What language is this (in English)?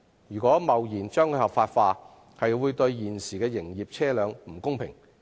Cantonese